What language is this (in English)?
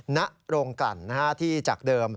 Thai